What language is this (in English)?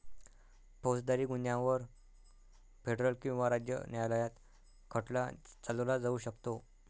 Marathi